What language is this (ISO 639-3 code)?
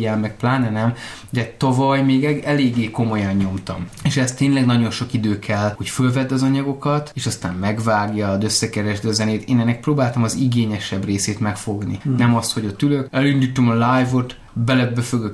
hun